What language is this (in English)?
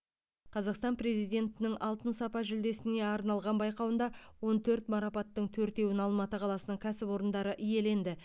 Kazakh